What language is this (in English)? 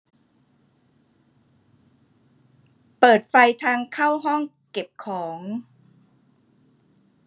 Thai